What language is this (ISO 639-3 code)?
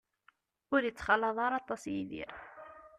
kab